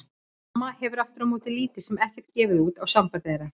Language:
Icelandic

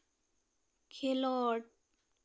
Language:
Santali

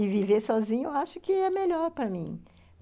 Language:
Portuguese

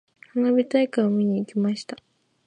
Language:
Japanese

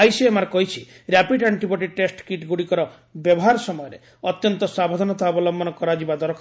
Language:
Odia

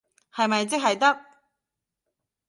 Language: Cantonese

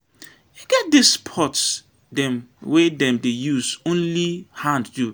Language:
Nigerian Pidgin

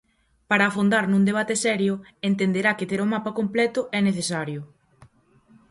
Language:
Galician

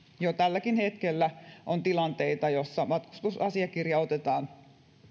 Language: Finnish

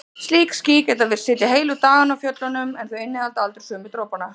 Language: Icelandic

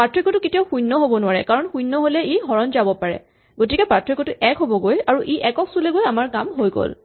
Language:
Assamese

